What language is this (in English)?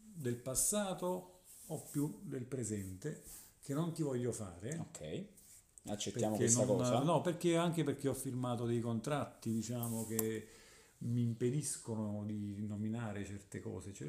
Italian